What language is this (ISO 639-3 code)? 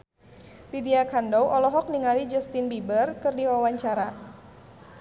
sun